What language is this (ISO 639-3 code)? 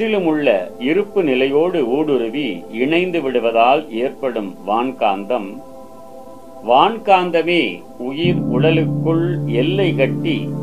tam